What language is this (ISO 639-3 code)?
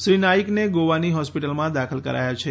guj